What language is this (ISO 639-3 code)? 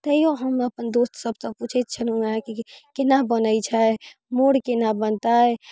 mai